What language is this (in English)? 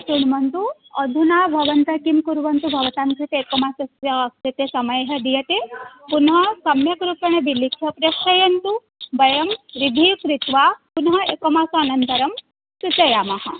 Sanskrit